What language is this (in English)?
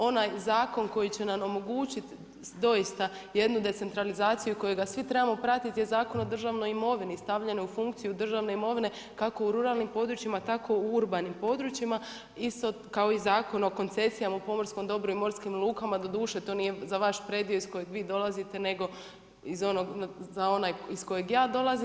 Croatian